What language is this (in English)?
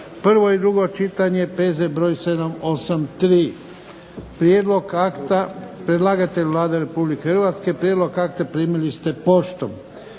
Croatian